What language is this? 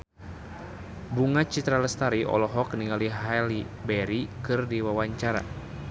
Sundanese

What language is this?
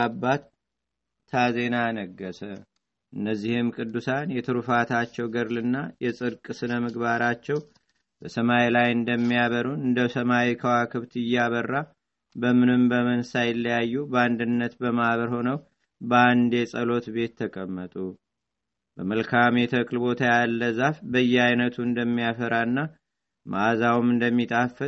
Amharic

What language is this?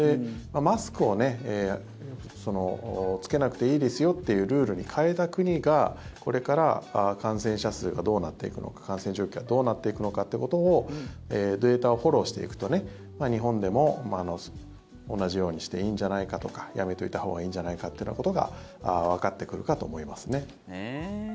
Japanese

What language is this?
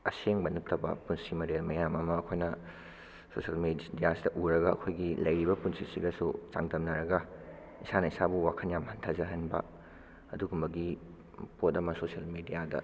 Manipuri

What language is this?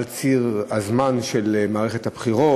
Hebrew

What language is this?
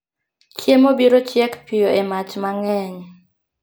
Luo (Kenya and Tanzania)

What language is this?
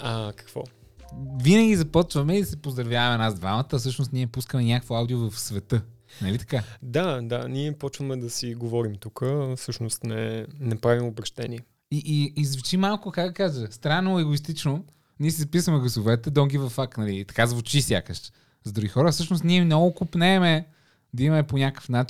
Bulgarian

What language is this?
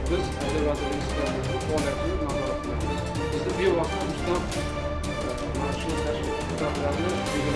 Uzbek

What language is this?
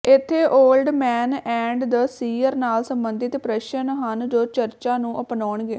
Punjabi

